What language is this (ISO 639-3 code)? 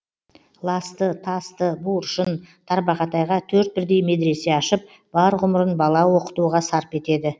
kaz